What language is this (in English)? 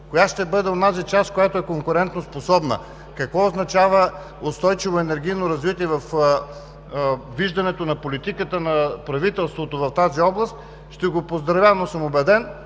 Bulgarian